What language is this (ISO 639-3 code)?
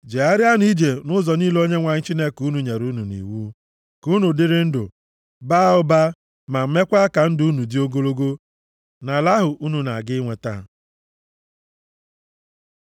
ibo